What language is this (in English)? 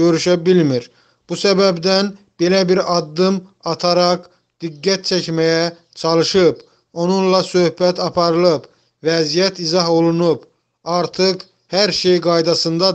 Turkish